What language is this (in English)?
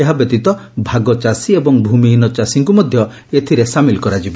Odia